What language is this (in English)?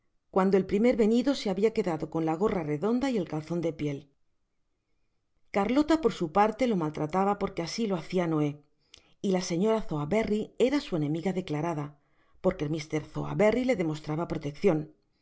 Spanish